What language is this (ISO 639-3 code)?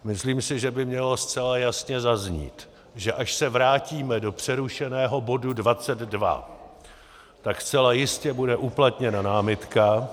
ces